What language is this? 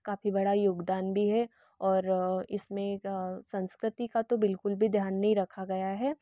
Hindi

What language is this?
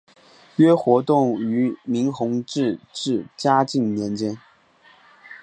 Chinese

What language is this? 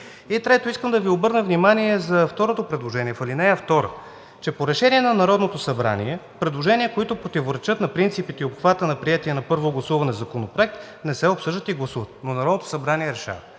Bulgarian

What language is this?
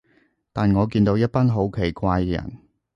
Cantonese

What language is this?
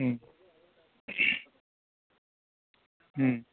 Tamil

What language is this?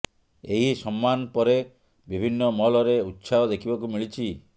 Odia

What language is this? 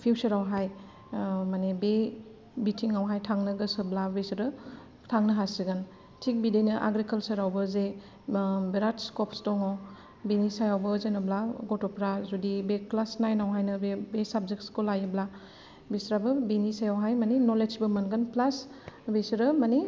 Bodo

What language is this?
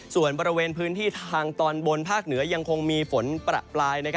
Thai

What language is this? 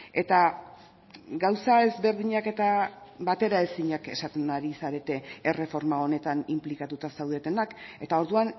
Basque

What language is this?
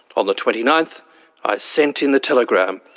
English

